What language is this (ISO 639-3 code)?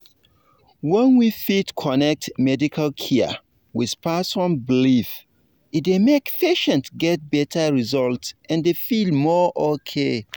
pcm